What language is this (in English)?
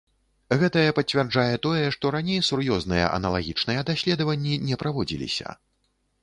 Belarusian